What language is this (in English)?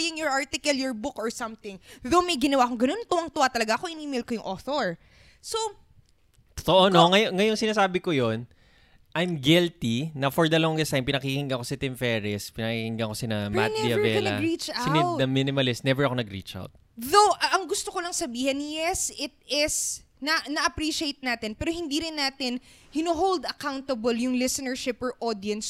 Filipino